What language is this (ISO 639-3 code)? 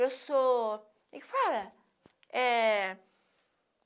por